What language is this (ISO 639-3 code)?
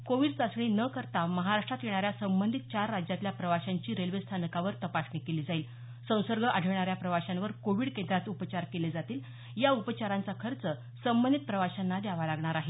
mar